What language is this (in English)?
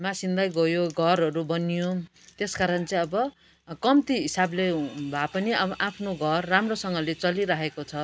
Nepali